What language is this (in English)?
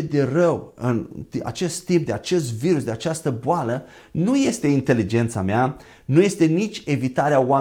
Romanian